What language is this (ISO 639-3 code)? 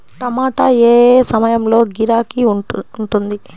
tel